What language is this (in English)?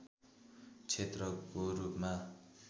Nepali